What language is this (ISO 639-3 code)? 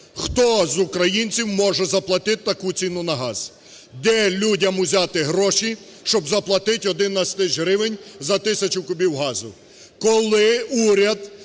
ukr